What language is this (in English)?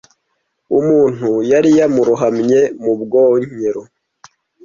Kinyarwanda